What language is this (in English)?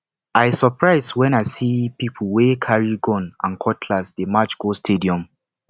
Nigerian Pidgin